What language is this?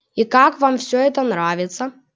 Russian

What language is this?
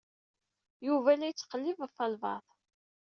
Kabyle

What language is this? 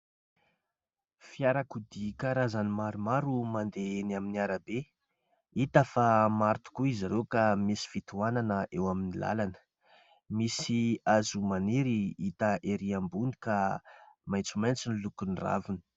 Malagasy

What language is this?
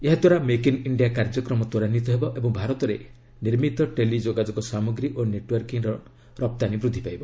Odia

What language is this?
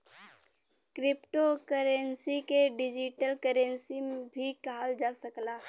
Bhojpuri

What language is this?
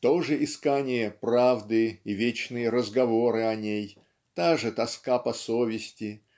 Russian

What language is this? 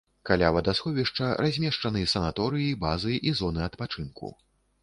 Belarusian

